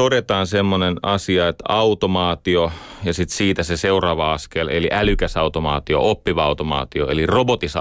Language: Finnish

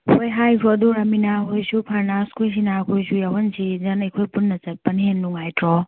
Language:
Manipuri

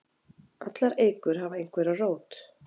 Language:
Icelandic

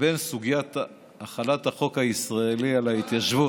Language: Hebrew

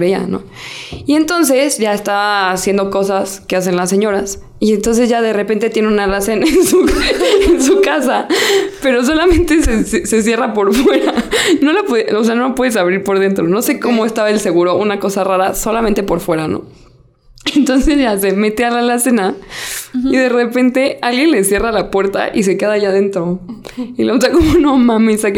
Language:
Spanish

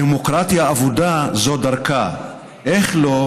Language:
Hebrew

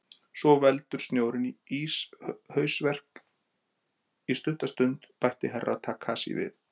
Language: Icelandic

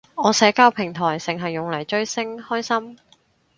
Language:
Cantonese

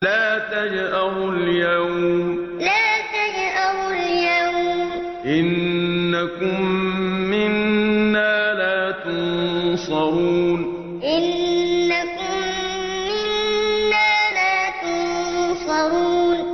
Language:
Arabic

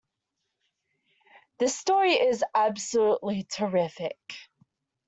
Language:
English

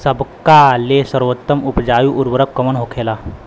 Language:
Bhojpuri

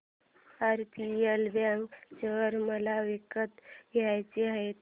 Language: Marathi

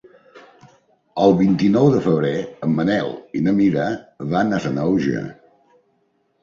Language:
Catalan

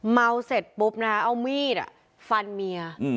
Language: Thai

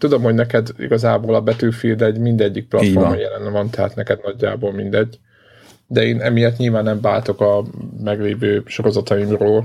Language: Hungarian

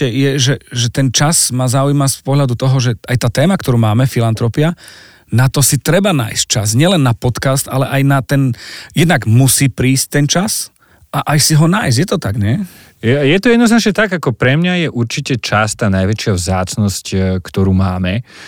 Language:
Slovak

